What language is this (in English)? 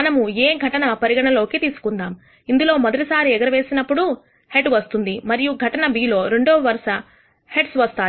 Telugu